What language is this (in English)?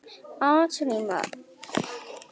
Icelandic